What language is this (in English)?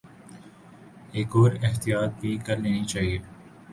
Urdu